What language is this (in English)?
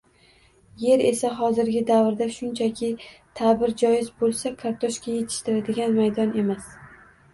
Uzbek